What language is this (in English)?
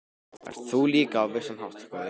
Icelandic